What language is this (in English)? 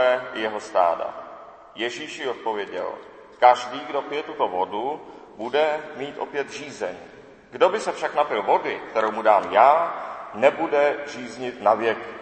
Czech